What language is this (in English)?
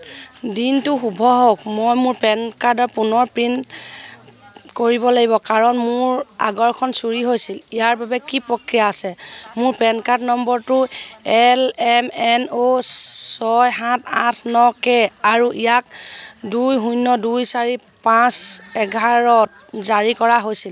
Assamese